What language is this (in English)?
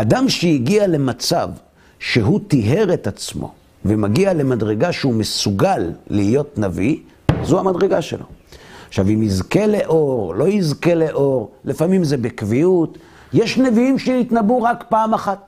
Hebrew